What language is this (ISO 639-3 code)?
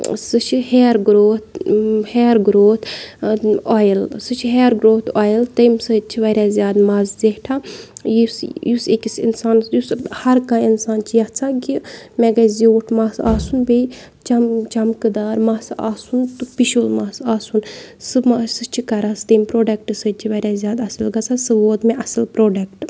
kas